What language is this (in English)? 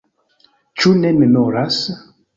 Esperanto